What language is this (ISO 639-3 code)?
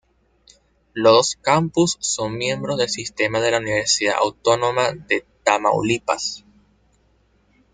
spa